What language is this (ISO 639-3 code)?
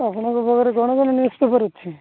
ori